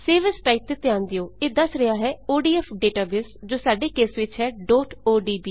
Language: Punjabi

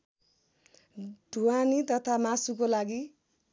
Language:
Nepali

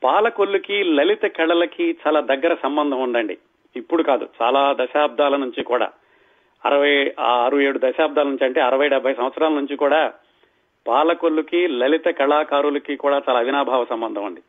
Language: Telugu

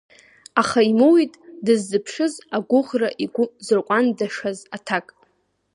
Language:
Abkhazian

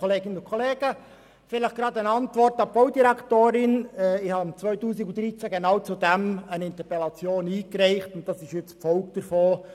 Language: Swiss German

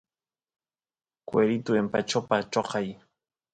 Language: Santiago del Estero Quichua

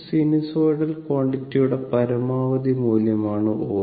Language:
Malayalam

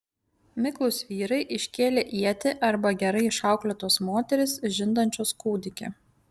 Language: Lithuanian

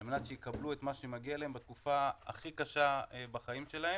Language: Hebrew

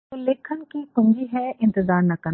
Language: Hindi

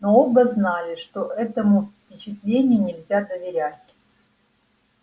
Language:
Russian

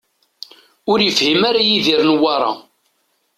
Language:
Kabyle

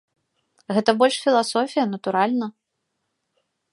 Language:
Belarusian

